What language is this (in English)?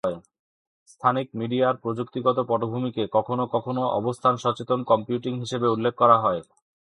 Bangla